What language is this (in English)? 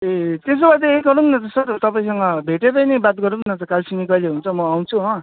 Nepali